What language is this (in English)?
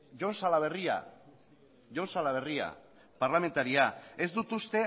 Basque